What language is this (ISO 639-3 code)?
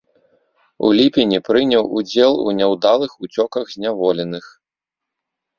bel